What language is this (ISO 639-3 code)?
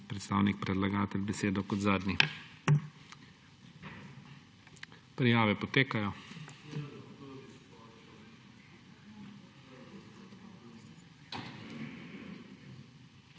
slv